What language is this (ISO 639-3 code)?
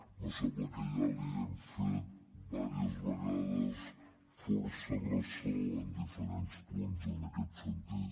cat